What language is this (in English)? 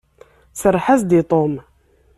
Kabyle